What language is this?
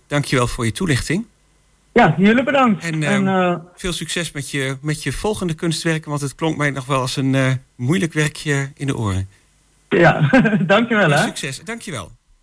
Dutch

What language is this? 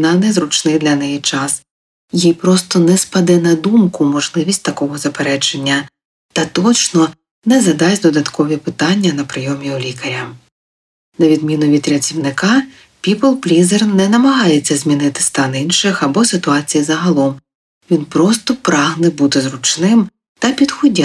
Ukrainian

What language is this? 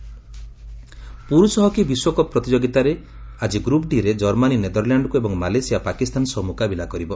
Odia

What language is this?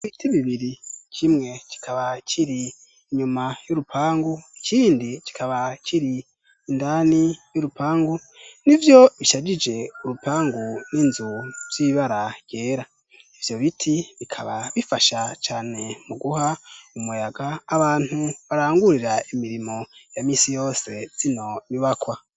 Rundi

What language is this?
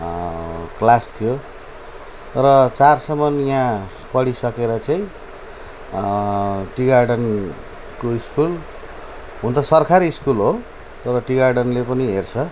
Nepali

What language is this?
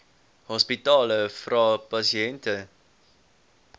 Afrikaans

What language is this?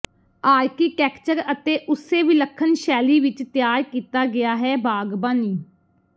Punjabi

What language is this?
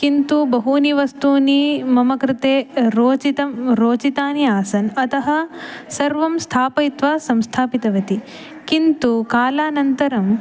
Sanskrit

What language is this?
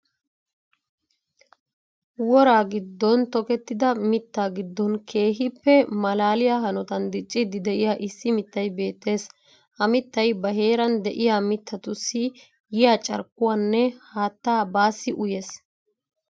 Wolaytta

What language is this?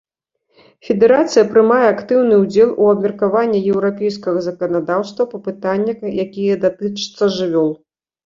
Belarusian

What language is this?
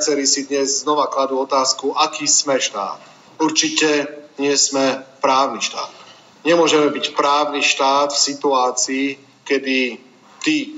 Slovak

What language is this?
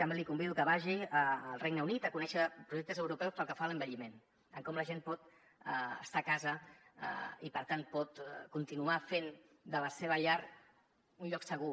Catalan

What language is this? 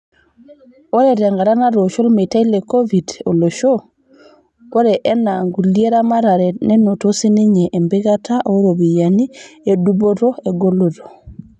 Masai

